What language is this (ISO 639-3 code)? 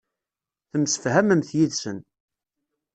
kab